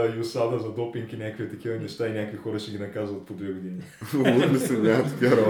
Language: Bulgarian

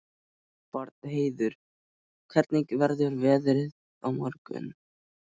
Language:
Icelandic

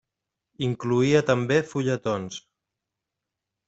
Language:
Catalan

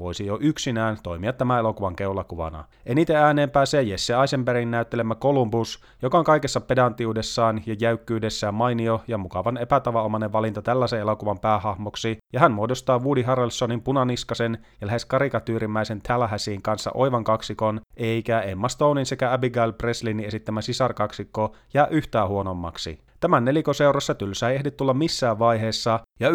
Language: Finnish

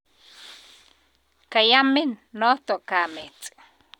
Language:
Kalenjin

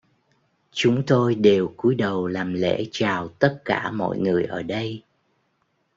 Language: Vietnamese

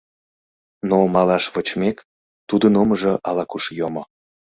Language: Mari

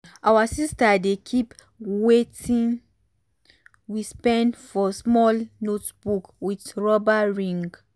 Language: Nigerian Pidgin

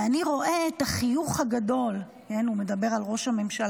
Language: Hebrew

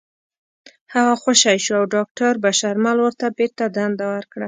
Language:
Pashto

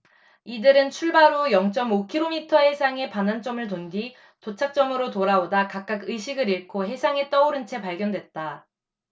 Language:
Korean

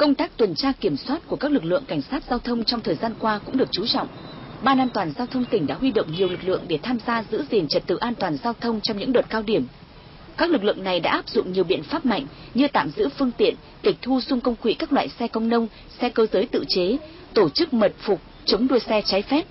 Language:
Vietnamese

